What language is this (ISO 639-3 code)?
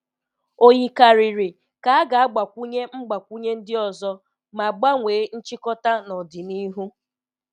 ibo